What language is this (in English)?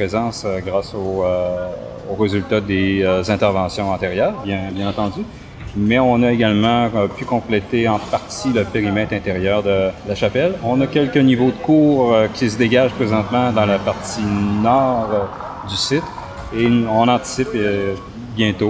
French